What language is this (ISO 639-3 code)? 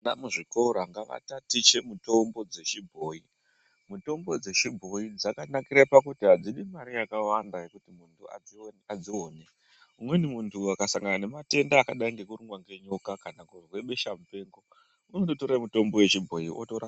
ndc